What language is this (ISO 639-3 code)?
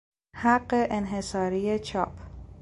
fas